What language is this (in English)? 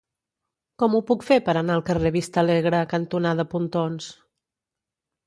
Catalan